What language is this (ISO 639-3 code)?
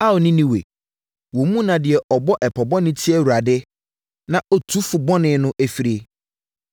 aka